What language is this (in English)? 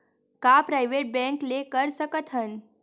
Chhattisgarhi